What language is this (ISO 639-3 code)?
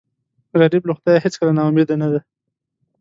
pus